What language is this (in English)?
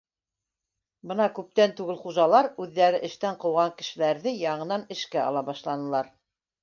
Bashkir